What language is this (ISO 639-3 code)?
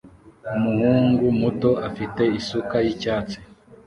kin